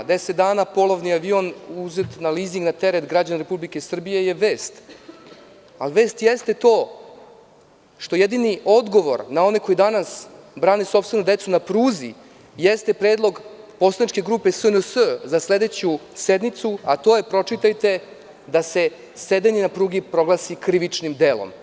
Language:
Serbian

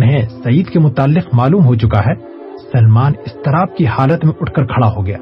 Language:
Urdu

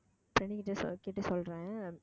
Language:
Tamil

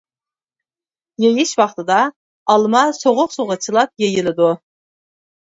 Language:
Uyghur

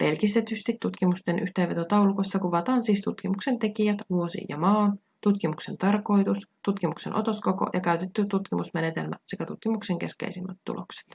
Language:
Finnish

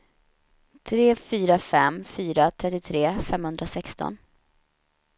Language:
Swedish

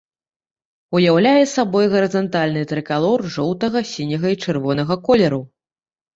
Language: Belarusian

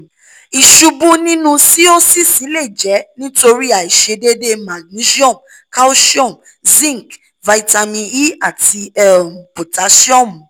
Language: Yoruba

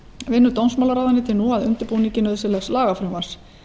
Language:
Icelandic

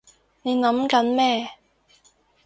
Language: Cantonese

